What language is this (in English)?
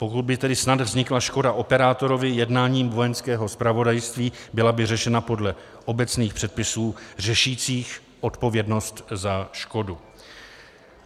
Czech